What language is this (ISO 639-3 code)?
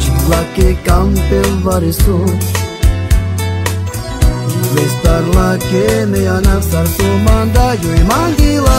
ron